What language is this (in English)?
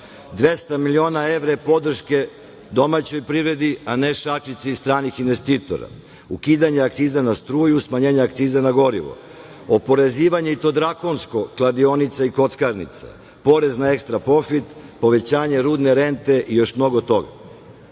Serbian